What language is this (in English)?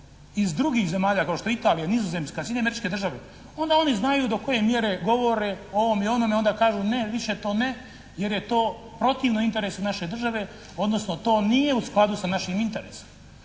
Croatian